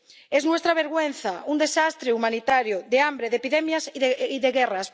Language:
Spanish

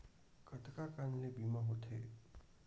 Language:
Chhattisgarhi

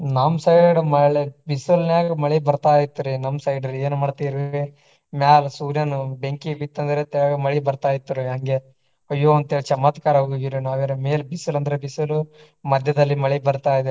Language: Kannada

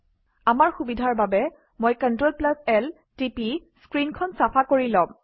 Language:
Assamese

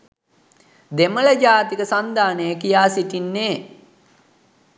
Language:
Sinhala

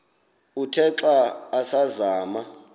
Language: Xhosa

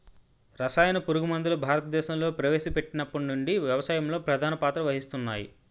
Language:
Telugu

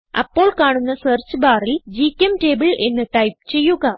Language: Malayalam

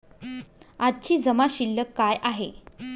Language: Marathi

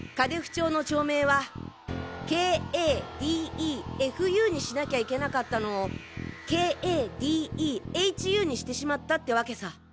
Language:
Japanese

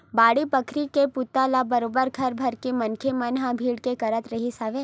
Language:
Chhattisgarhi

